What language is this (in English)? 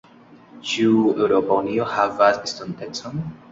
Esperanto